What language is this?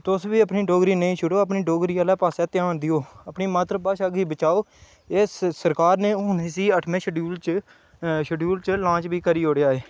Dogri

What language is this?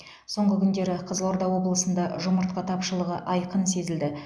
Kazakh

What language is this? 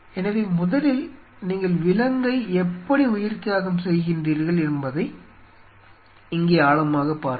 Tamil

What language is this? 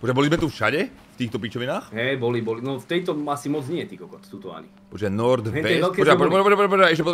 Czech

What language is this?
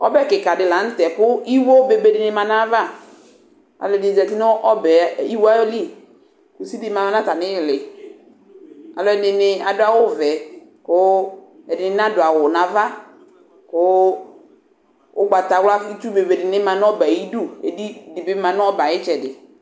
Ikposo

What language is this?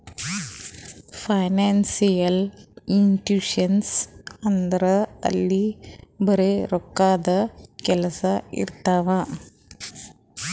Kannada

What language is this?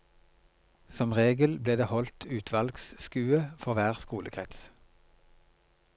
Norwegian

